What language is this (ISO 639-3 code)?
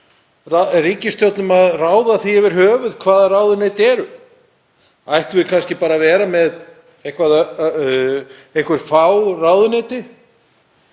isl